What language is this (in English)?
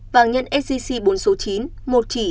Vietnamese